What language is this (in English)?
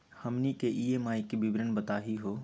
Magahi